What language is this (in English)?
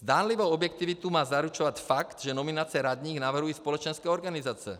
Czech